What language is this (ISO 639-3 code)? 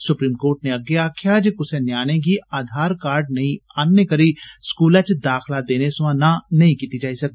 doi